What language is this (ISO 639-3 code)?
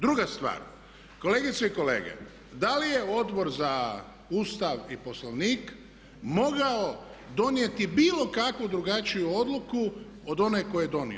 hrv